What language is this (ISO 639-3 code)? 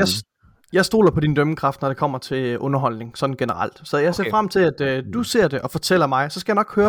dan